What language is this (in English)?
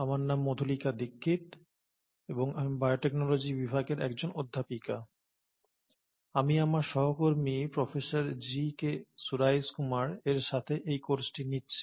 Bangla